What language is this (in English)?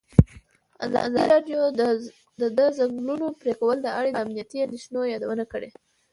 Pashto